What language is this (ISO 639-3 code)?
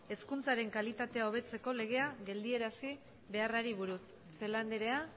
eus